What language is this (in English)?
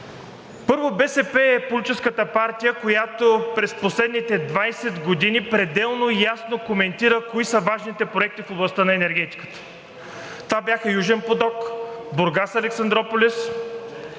Bulgarian